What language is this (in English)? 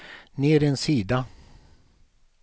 Swedish